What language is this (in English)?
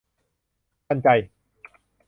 Thai